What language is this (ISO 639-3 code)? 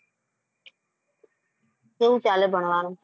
guj